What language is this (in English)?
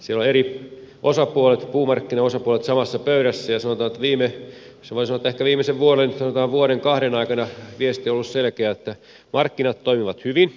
Finnish